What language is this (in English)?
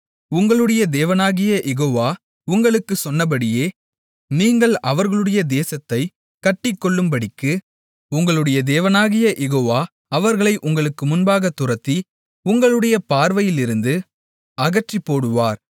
Tamil